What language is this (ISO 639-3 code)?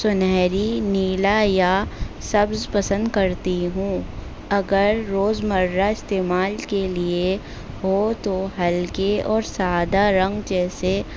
urd